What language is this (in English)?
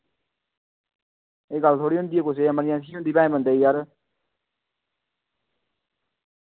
Dogri